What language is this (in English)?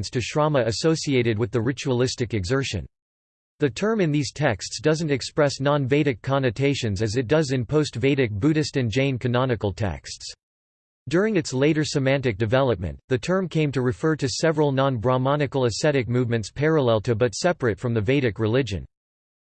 English